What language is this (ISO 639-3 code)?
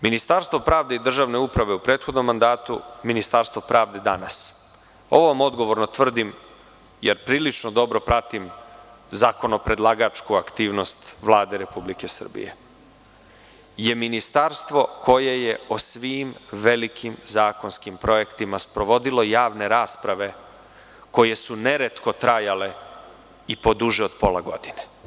srp